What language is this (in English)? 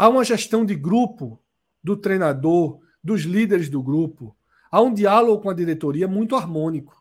Portuguese